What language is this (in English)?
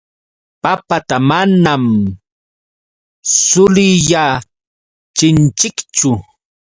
Yauyos Quechua